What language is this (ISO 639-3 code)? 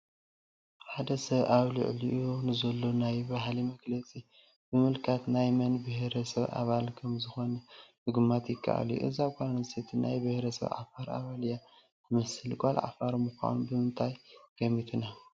tir